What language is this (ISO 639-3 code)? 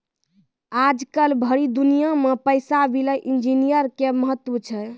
mai